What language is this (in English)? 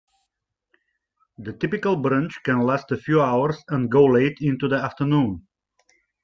English